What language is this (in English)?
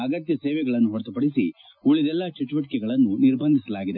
Kannada